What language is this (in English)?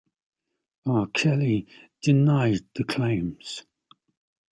English